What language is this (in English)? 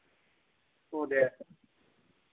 Dogri